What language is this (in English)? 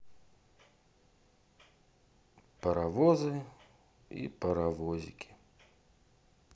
Russian